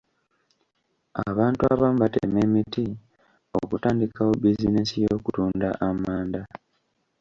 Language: Ganda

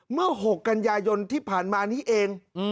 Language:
Thai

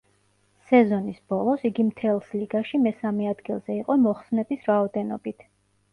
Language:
Georgian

